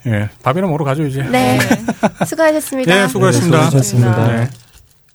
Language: Korean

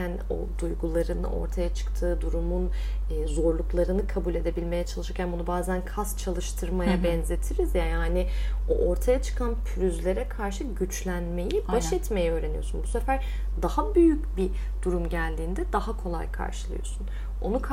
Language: Turkish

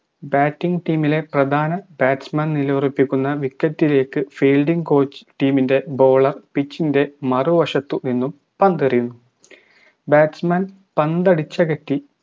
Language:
Malayalam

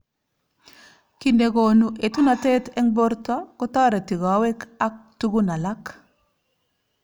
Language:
Kalenjin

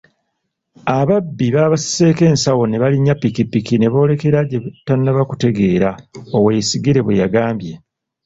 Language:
Ganda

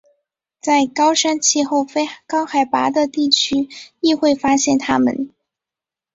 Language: Chinese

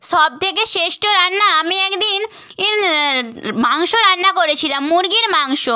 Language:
Bangla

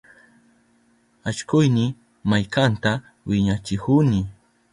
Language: Southern Pastaza Quechua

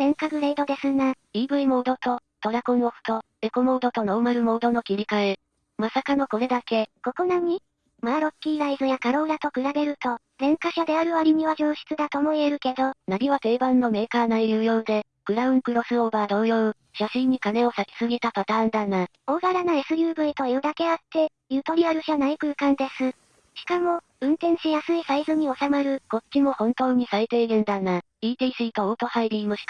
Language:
Japanese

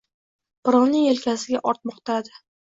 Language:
Uzbek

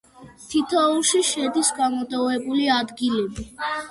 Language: Georgian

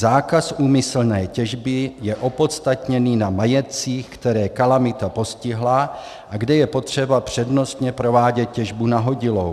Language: Czech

